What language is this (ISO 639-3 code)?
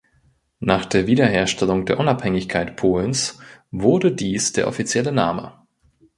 deu